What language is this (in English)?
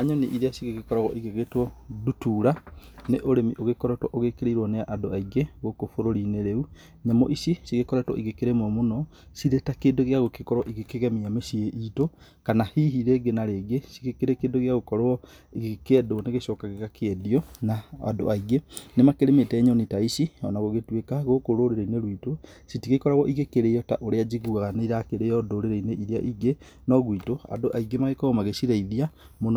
Kikuyu